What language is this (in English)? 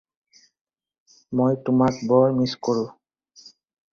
Assamese